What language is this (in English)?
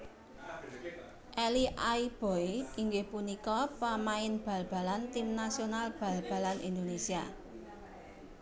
Javanese